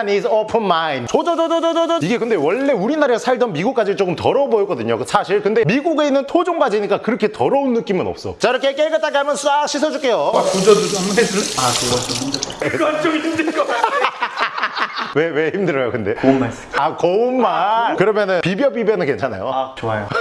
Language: Korean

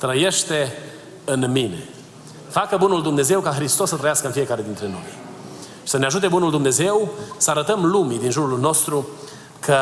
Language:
Romanian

